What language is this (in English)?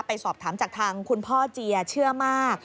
Thai